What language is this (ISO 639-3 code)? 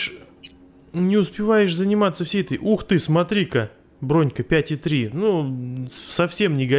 rus